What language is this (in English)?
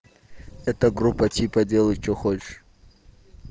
Russian